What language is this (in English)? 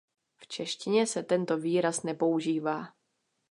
Czech